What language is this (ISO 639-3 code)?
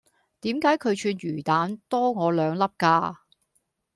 yue